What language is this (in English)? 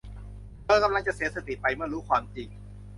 Thai